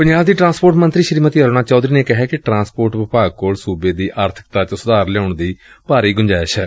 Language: Punjabi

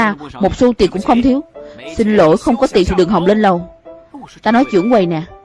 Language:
Vietnamese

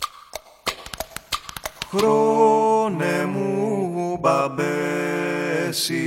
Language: Greek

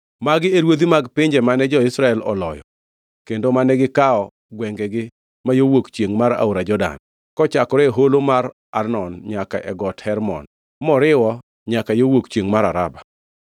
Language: Luo (Kenya and Tanzania)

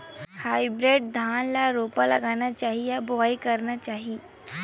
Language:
Chhattisgarhi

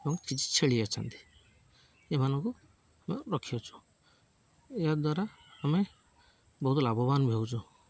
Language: Odia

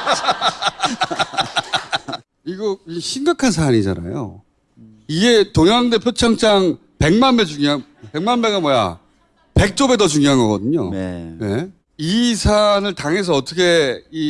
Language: Korean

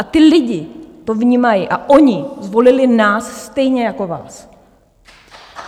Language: Czech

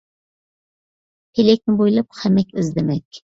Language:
Uyghur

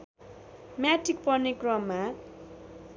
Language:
Nepali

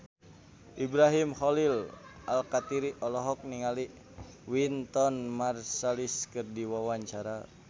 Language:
Sundanese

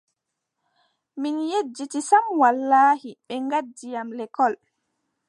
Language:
Adamawa Fulfulde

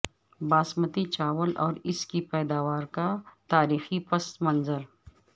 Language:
Urdu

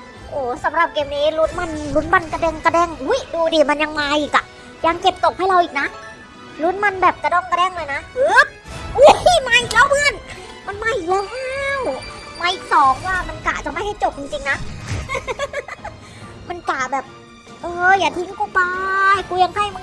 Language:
Thai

